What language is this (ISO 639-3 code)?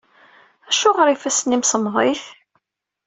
kab